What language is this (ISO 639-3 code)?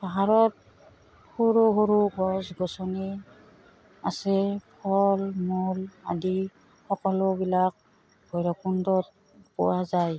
asm